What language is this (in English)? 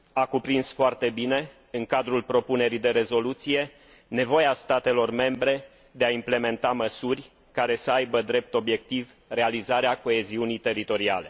Romanian